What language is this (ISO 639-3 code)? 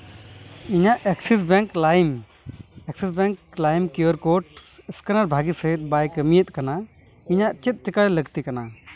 sat